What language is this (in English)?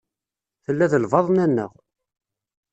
Kabyle